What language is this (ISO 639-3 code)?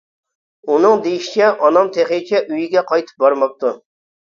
uig